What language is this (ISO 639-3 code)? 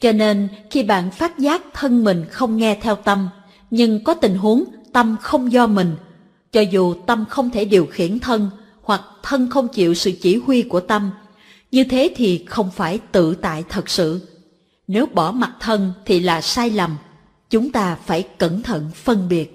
vie